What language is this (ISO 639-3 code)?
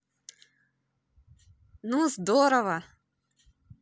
rus